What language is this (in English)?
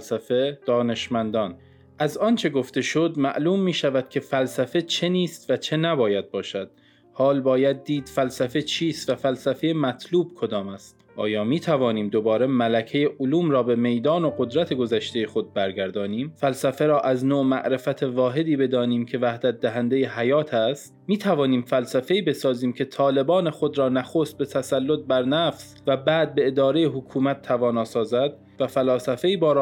Persian